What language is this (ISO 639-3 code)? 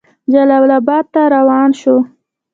pus